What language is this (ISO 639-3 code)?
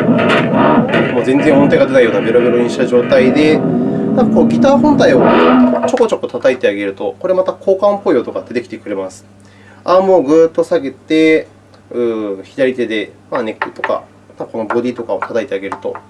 jpn